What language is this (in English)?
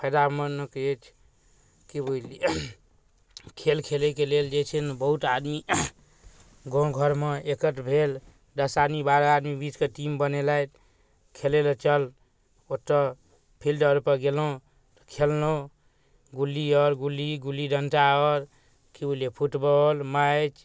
Maithili